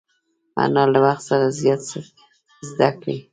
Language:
Pashto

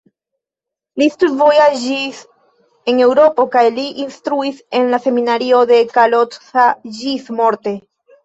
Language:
Esperanto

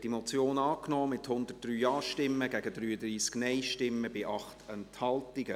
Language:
Swiss German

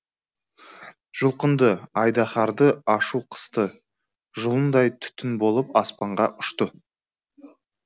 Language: Kazakh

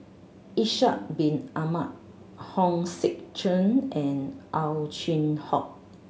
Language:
English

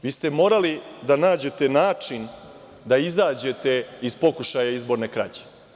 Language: Serbian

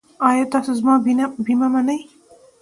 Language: Pashto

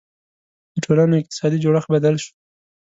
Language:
Pashto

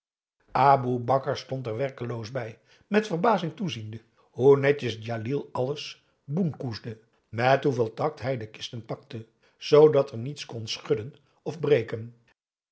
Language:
Dutch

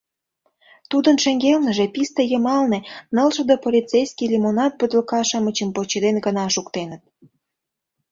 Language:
Mari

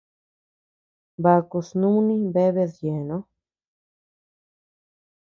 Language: Tepeuxila Cuicatec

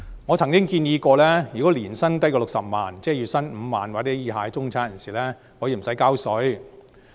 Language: Cantonese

